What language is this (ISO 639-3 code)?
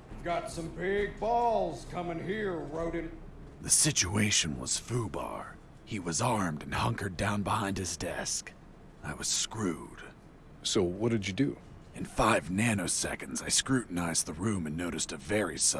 kor